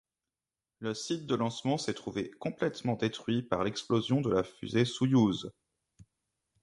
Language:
French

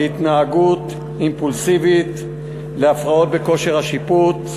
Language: Hebrew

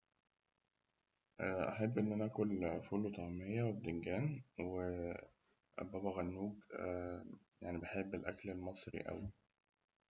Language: Egyptian Arabic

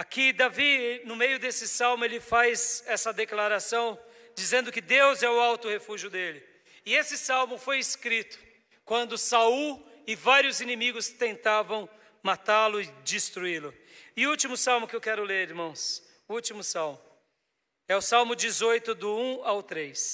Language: Portuguese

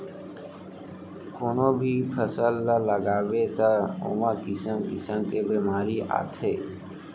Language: Chhattisgarhi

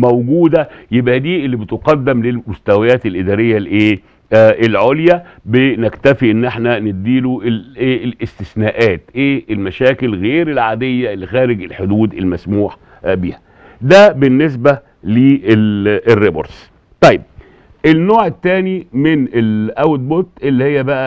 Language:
Arabic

